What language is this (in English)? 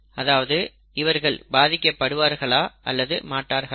Tamil